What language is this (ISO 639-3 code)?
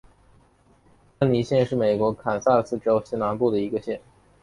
zho